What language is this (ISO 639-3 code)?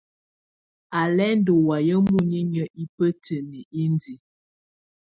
tvu